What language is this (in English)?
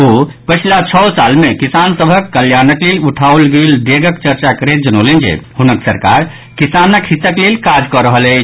Maithili